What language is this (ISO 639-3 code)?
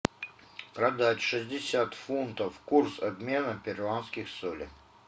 rus